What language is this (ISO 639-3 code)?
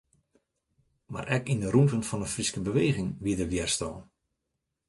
fry